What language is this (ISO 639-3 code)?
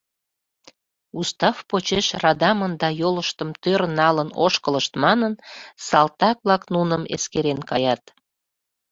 chm